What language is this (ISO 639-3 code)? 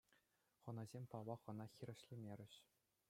chv